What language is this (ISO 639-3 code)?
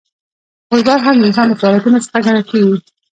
pus